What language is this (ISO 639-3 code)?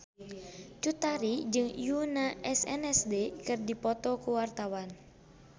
sun